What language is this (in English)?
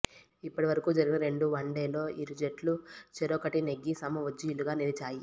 Telugu